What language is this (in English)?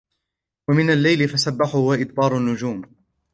Arabic